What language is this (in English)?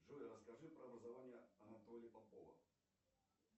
Russian